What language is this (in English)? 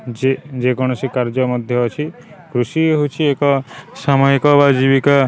Odia